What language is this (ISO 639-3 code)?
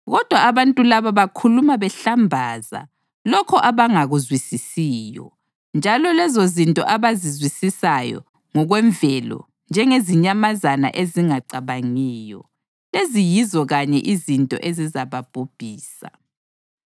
nde